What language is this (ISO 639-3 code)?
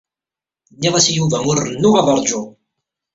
kab